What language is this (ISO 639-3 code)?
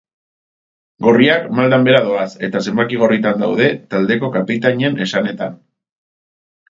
eus